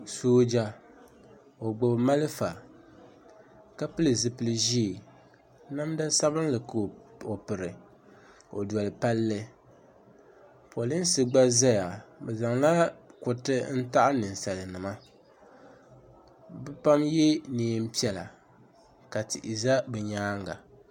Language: Dagbani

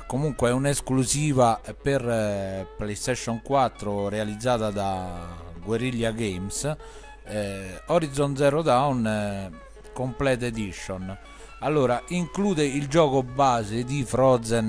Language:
Italian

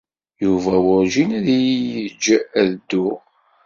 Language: Kabyle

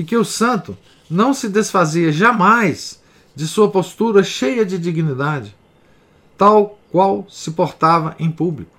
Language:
Portuguese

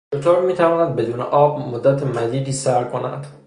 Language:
Persian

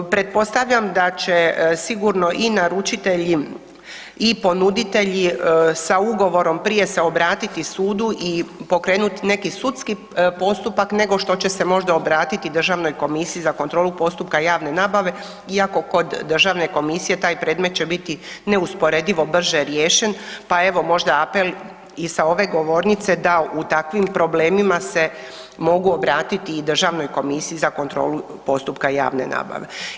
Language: Croatian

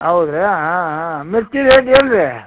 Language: Kannada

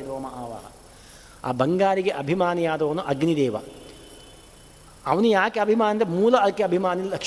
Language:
Kannada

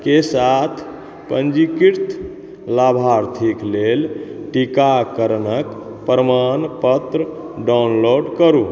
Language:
Maithili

